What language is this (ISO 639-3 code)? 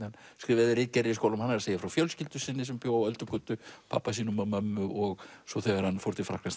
isl